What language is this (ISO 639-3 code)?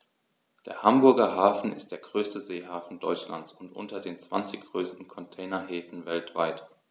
deu